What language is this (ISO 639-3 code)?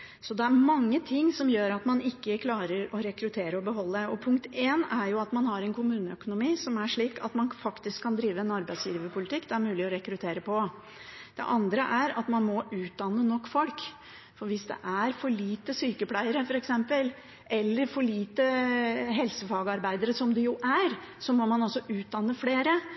nob